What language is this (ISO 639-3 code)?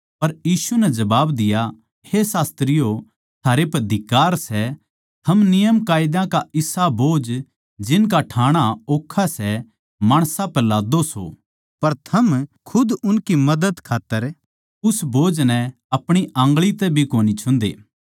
bgc